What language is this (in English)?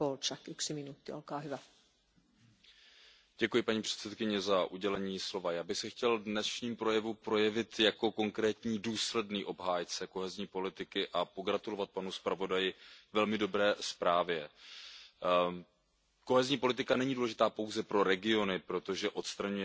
Czech